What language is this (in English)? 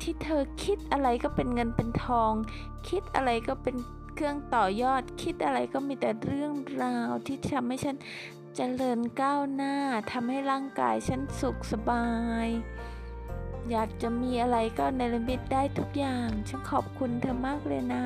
Thai